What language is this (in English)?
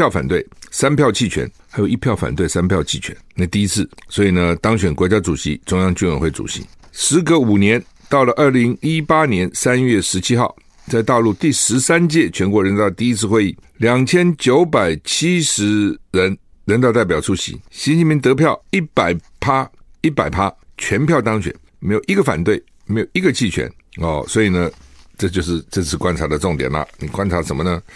Chinese